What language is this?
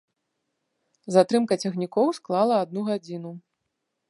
Belarusian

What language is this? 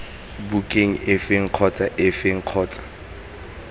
Tswana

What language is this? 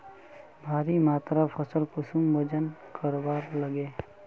Magahi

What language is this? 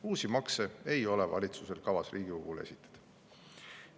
Estonian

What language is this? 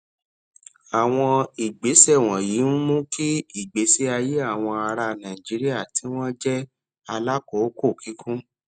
Yoruba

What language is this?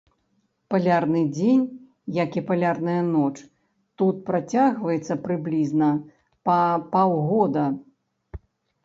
Belarusian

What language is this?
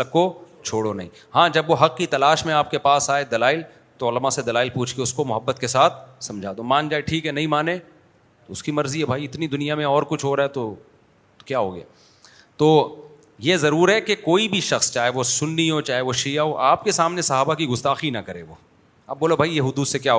Urdu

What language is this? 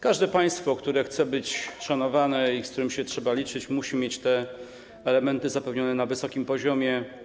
Polish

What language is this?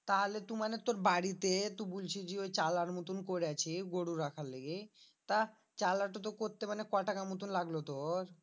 Bangla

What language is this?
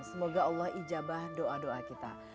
Indonesian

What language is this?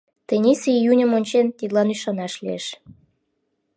Mari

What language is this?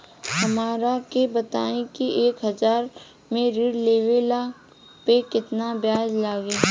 Bhojpuri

